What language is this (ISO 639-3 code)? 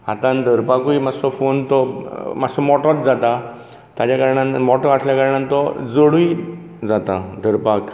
kok